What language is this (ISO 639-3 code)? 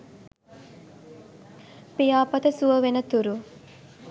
sin